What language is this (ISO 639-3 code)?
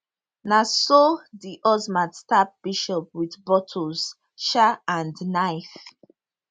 pcm